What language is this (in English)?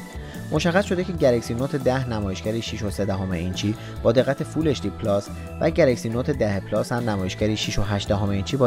Persian